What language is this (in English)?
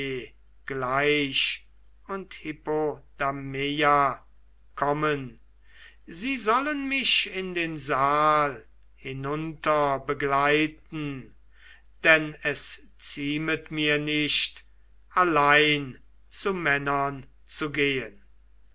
German